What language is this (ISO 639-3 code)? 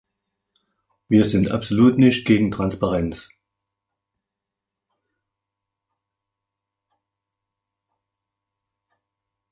deu